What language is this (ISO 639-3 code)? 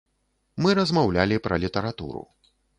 bel